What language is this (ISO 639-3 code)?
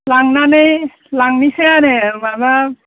brx